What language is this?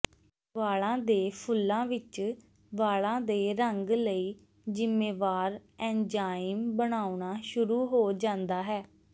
Punjabi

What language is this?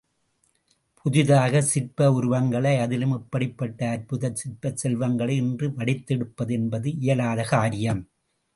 Tamil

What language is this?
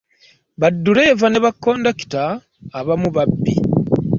Ganda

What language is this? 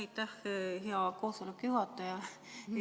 Estonian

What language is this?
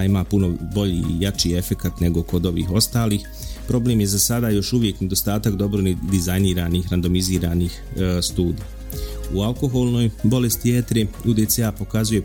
Croatian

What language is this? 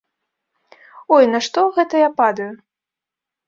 Belarusian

